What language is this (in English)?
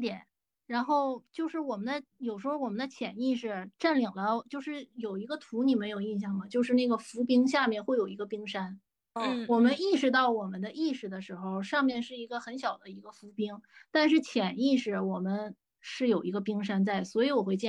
Chinese